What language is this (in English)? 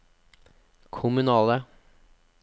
Norwegian